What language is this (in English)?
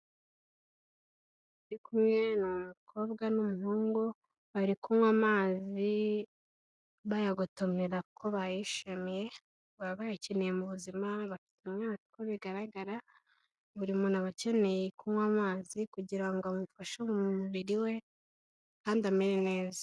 Kinyarwanda